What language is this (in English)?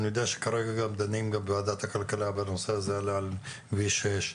Hebrew